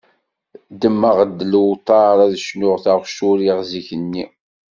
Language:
Kabyle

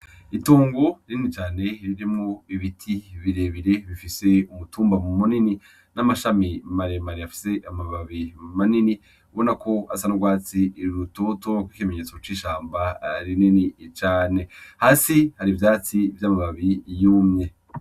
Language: Rundi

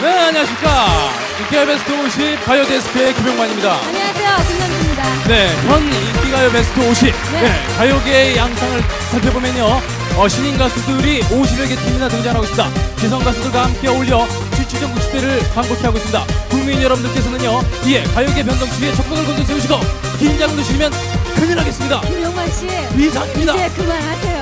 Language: Korean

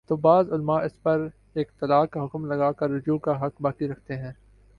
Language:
Urdu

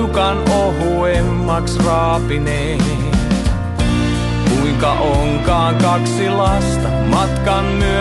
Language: Finnish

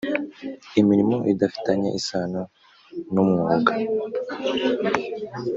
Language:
Kinyarwanda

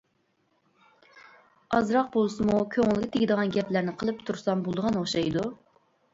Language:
Uyghur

